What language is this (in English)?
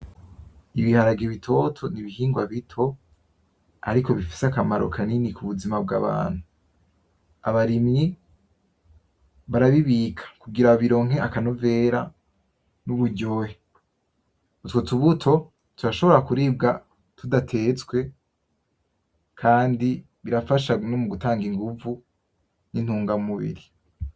Rundi